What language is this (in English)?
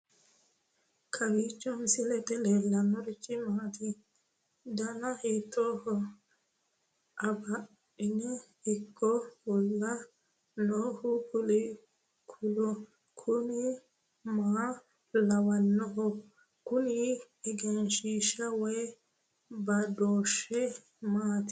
Sidamo